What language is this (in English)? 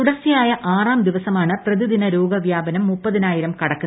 Malayalam